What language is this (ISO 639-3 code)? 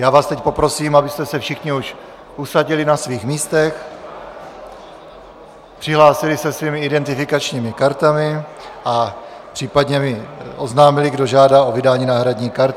ces